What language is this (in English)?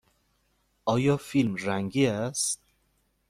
Persian